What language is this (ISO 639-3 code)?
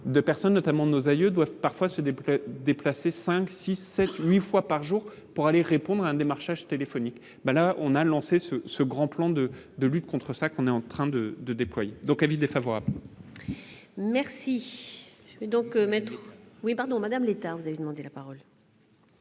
fra